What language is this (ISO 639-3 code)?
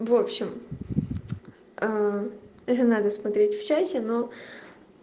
rus